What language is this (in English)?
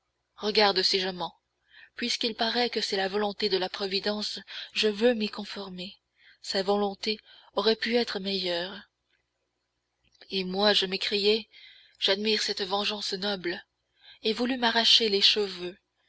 French